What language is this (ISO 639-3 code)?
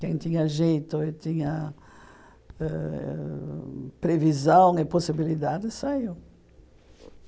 por